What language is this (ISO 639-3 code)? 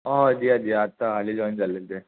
kok